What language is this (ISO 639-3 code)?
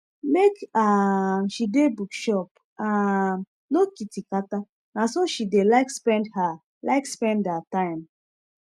pcm